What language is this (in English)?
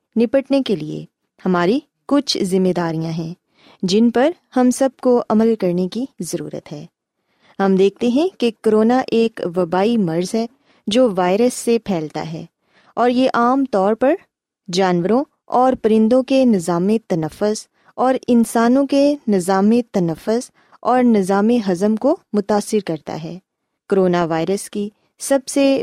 Urdu